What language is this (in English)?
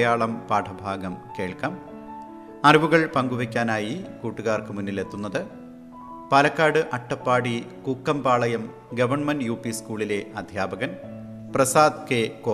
Malayalam